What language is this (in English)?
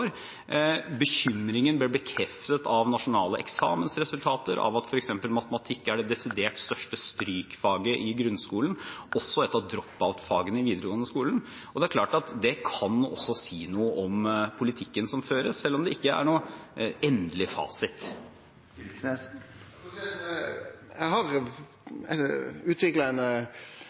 Norwegian